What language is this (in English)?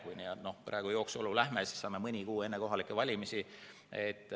Estonian